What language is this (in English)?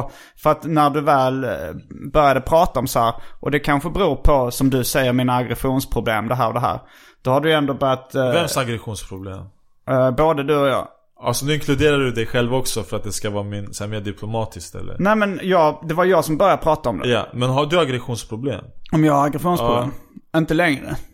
Swedish